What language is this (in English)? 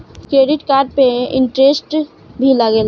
Bhojpuri